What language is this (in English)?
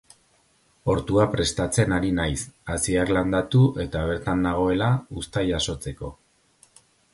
Basque